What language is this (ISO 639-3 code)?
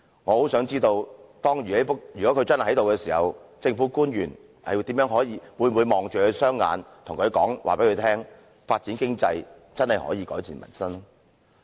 yue